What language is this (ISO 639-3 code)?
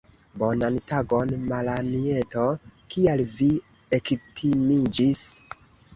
epo